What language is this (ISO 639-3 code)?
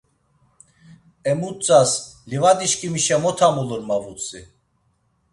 lzz